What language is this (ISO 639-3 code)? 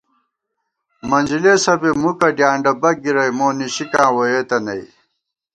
gwt